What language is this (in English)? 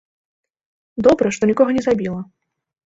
Belarusian